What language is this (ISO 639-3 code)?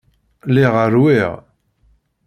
kab